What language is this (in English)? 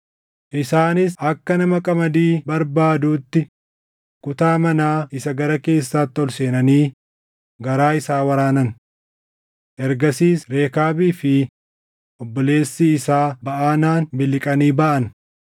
Oromo